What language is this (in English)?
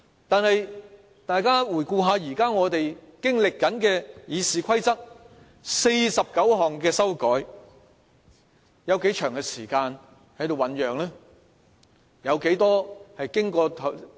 Cantonese